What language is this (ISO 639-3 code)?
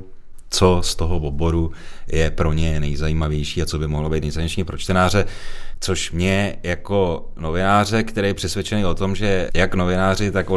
ces